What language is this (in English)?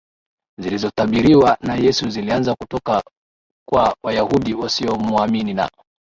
Swahili